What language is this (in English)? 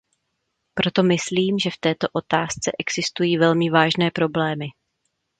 Czech